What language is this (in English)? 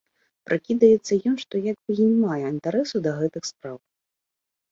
Belarusian